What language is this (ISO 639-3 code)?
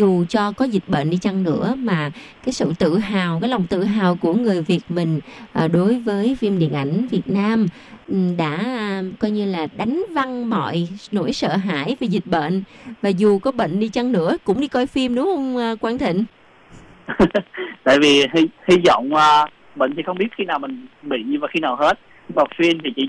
vie